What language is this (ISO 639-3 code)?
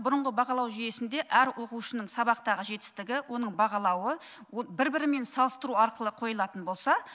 kaz